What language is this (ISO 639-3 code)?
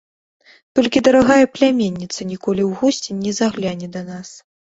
bel